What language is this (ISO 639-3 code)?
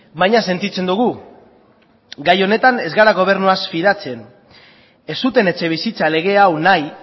eus